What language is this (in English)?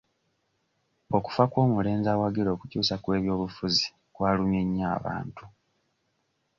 Ganda